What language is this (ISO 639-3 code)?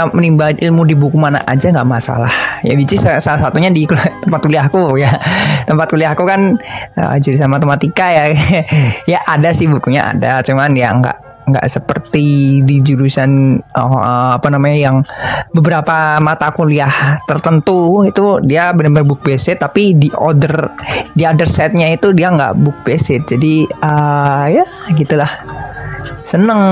ind